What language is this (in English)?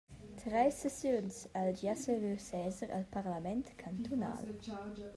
Romansh